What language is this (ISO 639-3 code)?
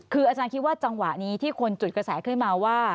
tha